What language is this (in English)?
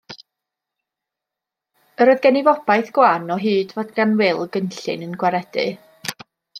Welsh